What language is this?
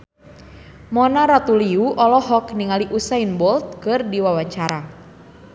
Sundanese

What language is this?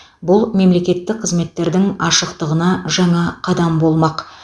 Kazakh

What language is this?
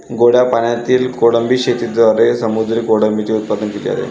Marathi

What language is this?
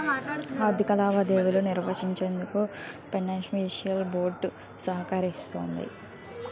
Telugu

